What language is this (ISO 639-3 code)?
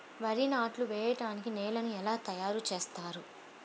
tel